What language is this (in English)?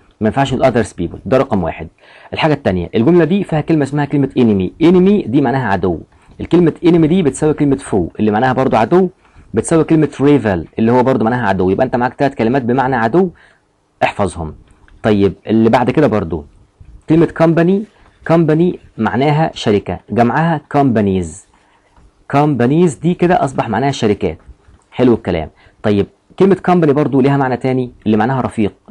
Arabic